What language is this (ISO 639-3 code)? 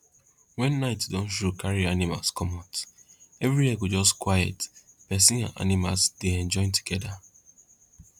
pcm